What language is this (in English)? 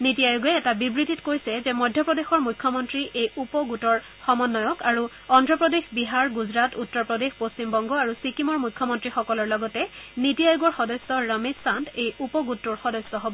Assamese